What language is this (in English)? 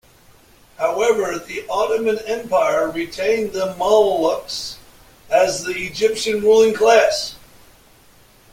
English